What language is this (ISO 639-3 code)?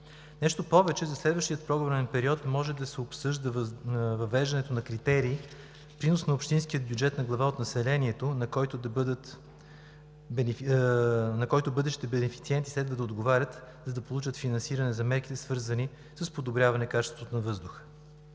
bul